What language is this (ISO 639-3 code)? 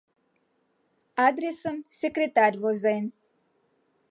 chm